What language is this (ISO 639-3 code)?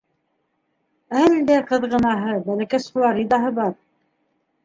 bak